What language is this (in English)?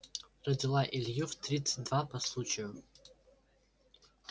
Russian